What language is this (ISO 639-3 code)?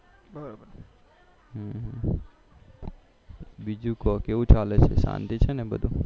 guj